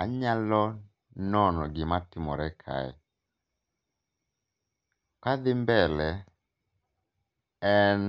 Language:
Luo (Kenya and Tanzania)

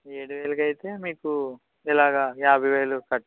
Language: Telugu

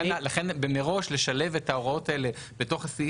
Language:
Hebrew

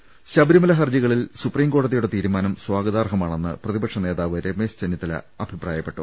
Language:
Malayalam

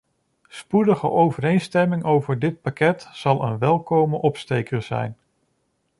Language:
Dutch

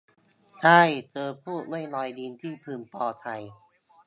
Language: Thai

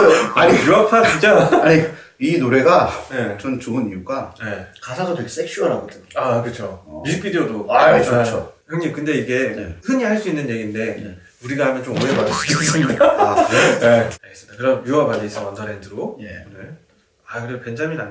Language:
Korean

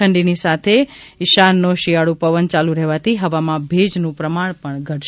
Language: Gujarati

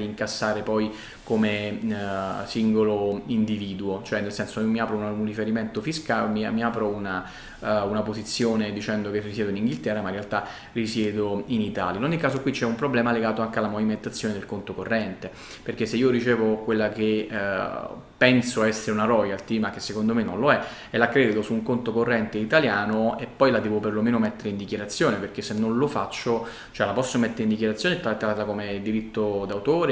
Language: Italian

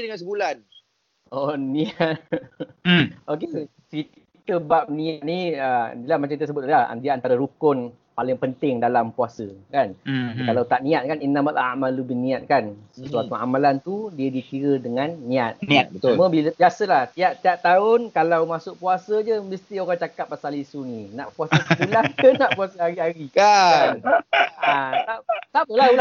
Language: Malay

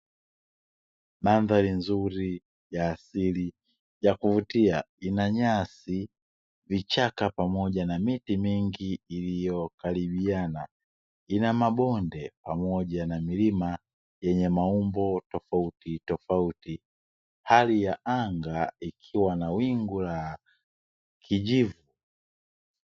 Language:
Swahili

